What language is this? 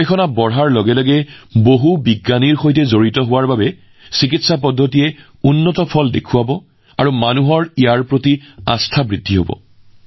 Assamese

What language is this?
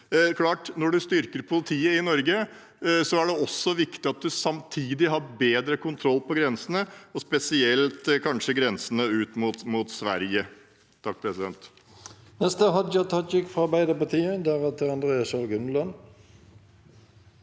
Norwegian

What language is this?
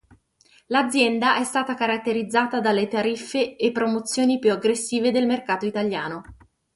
Italian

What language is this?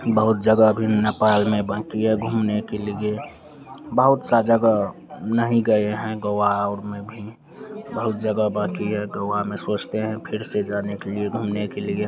Hindi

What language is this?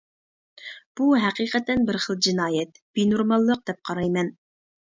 Uyghur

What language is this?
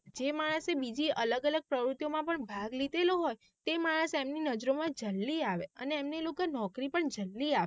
Gujarati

